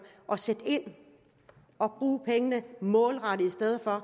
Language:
Danish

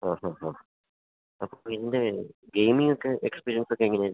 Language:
Malayalam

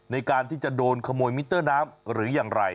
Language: Thai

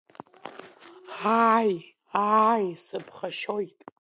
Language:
Abkhazian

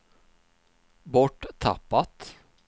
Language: Swedish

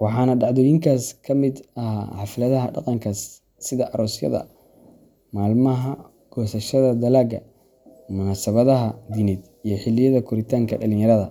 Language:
Somali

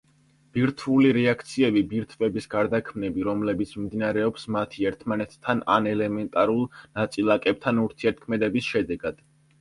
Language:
Georgian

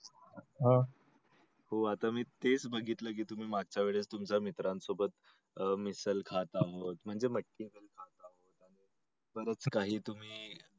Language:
Marathi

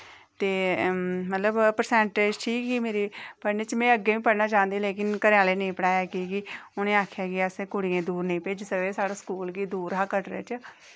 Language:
Dogri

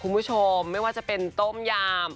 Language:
Thai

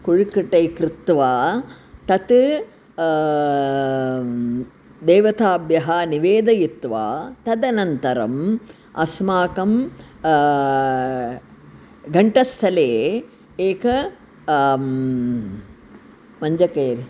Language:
Sanskrit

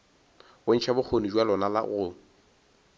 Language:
Northern Sotho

